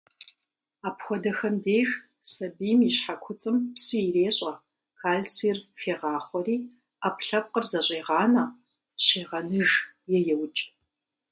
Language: Kabardian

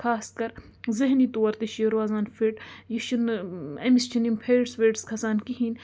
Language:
Kashmiri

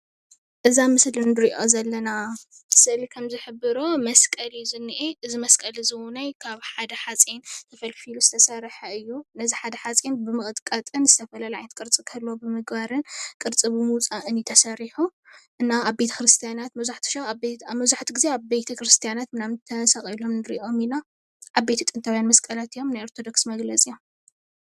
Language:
Tigrinya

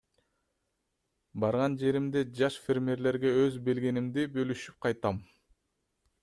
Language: Kyrgyz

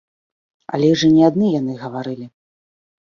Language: Belarusian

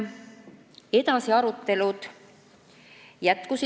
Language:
Estonian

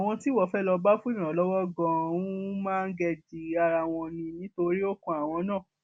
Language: Yoruba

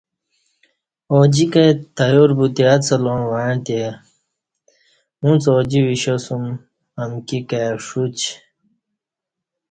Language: Kati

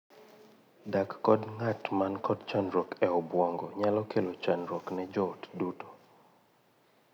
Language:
Luo (Kenya and Tanzania)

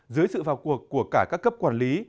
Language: Vietnamese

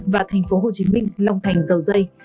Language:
Vietnamese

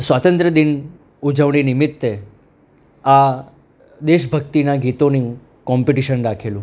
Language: Gujarati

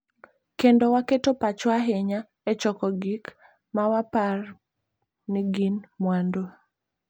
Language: Luo (Kenya and Tanzania)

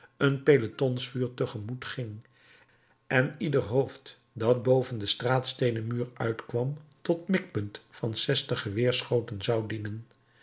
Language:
Dutch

